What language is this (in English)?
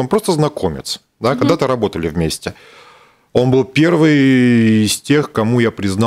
Russian